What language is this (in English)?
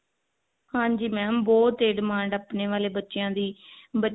Punjabi